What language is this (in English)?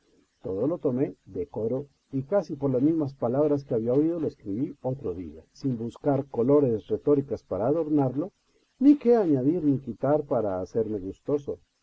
Spanish